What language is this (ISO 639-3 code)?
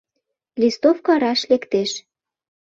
chm